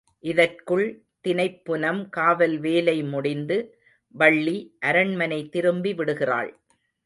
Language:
Tamil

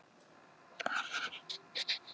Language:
Icelandic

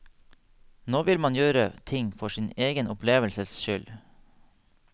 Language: Norwegian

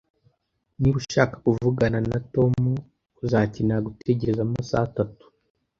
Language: Kinyarwanda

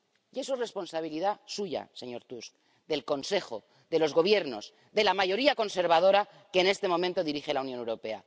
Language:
Spanish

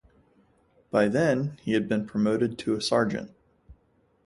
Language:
English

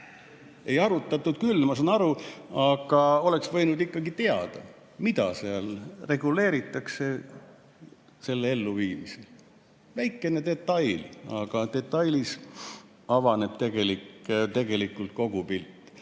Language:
Estonian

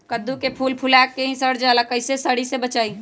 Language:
Magahi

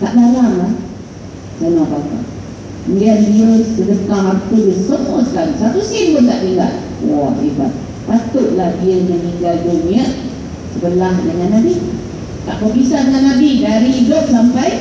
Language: Malay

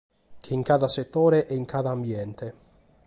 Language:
Sardinian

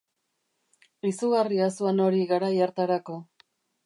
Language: Basque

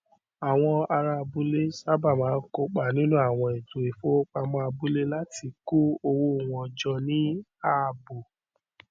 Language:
Yoruba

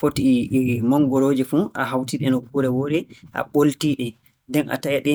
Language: Borgu Fulfulde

